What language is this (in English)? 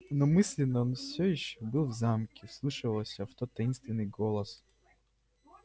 Russian